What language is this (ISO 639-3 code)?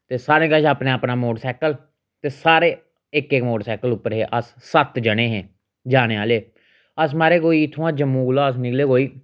doi